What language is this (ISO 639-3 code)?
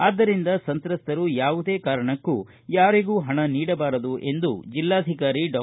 kan